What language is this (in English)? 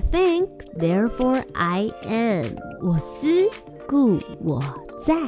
Chinese